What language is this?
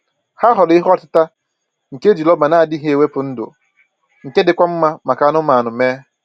Igbo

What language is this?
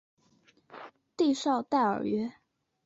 Chinese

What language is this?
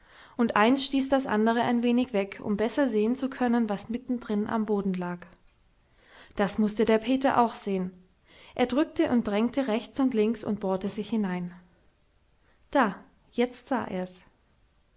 German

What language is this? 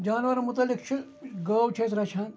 Kashmiri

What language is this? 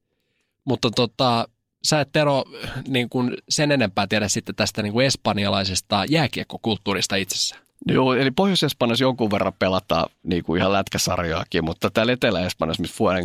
Finnish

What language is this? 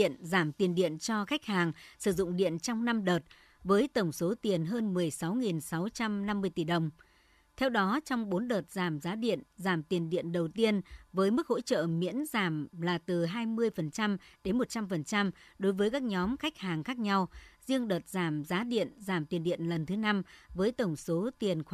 Vietnamese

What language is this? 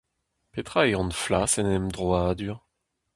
Breton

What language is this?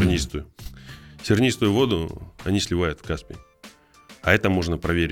Russian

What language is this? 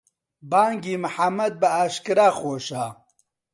Central Kurdish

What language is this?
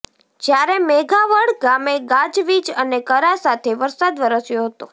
Gujarati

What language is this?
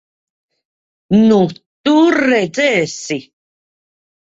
Latvian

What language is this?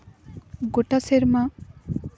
Santali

